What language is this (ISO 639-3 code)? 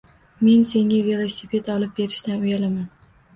uzb